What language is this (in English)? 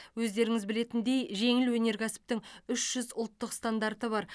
Kazakh